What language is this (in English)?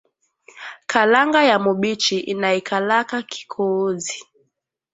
Swahili